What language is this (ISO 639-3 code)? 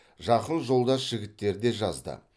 kaz